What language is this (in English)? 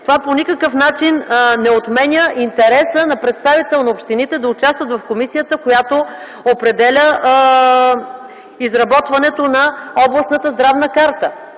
Bulgarian